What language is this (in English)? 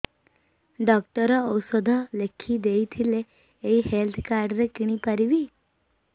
Odia